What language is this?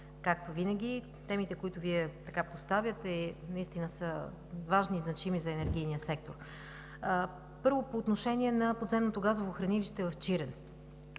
Bulgarian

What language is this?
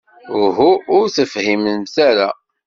Kabyle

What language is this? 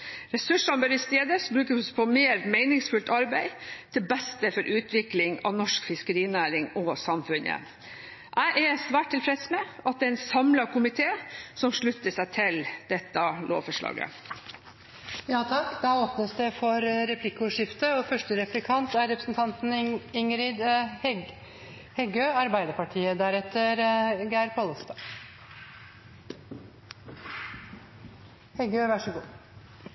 Norwegian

